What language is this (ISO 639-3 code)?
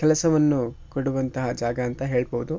kan